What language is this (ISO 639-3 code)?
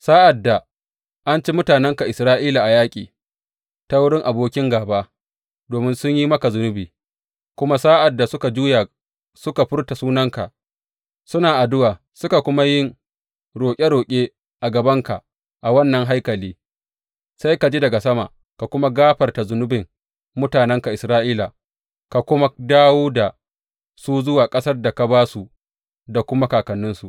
hau